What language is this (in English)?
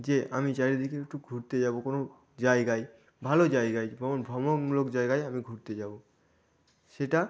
Bangla